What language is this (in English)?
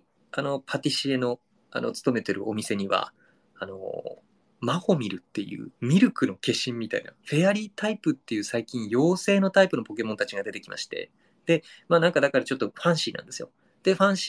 Japanese